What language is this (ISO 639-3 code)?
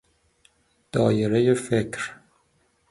fas